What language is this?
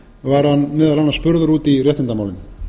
Icelandic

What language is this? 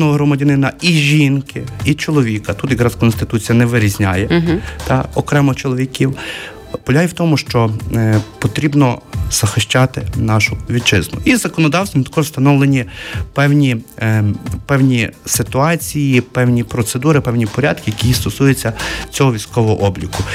Ukrainian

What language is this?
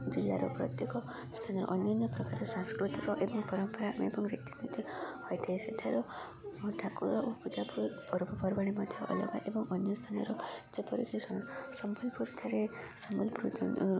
Odia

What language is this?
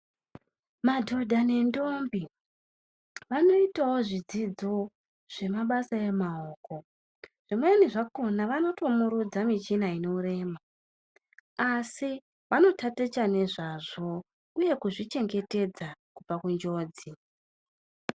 Ndau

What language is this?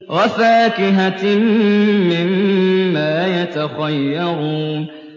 Arabic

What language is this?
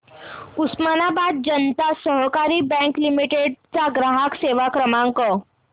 Marathi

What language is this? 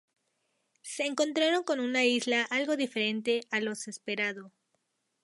Spanish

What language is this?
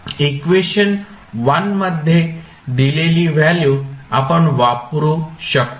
Marathi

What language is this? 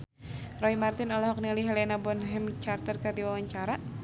Sundanese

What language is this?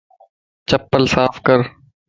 Lasi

